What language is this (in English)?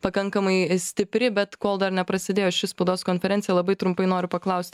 Lithuanian